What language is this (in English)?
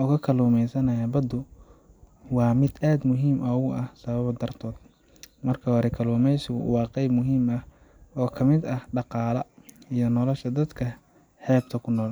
Somali